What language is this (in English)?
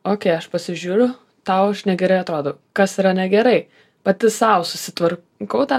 Lithuanian